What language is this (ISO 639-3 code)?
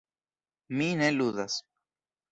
epo